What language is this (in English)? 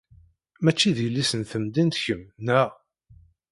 Kabyle